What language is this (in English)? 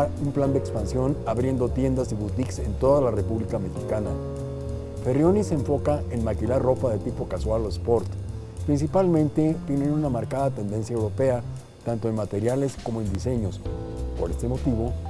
Spanish